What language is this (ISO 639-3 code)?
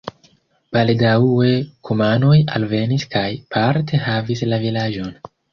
epo